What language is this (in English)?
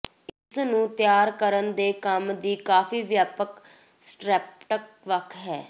Punjabi